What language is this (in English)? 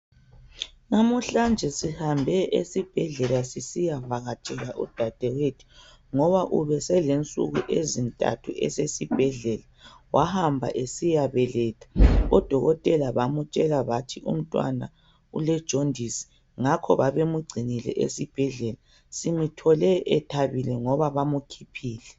North Ndebele